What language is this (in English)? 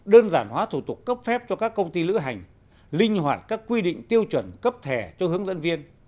Vietnamese